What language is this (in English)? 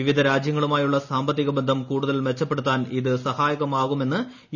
Malayalam